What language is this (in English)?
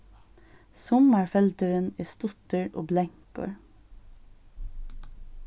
Faroese